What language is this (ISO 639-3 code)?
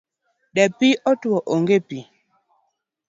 luo